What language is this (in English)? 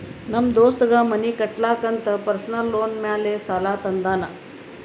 Kannada